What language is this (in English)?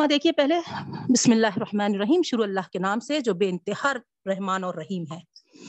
Urdu